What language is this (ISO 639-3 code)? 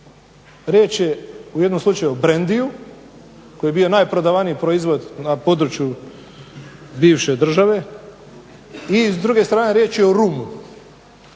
hrv